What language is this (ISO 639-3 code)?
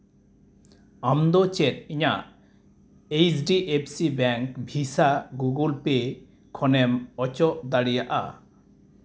sat